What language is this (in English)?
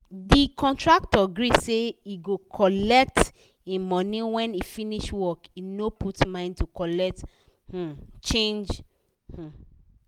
Nigerian Pidgin